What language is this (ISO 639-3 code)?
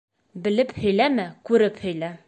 bak